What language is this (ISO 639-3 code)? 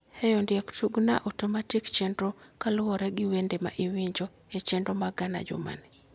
luo